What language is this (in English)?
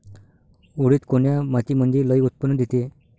Marathi